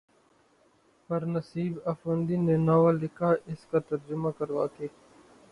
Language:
Urdu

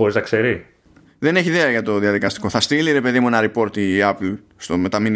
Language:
Greek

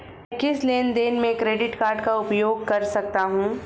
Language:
Hindi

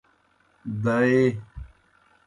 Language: Kohistani Shina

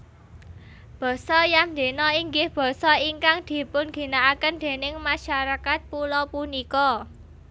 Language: Javanese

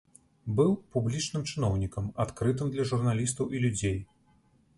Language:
Belarusian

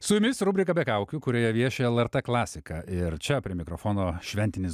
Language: Lithuanian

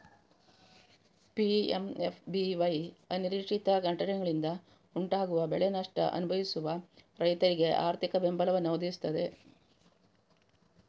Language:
Kannada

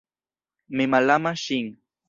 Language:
Esperanto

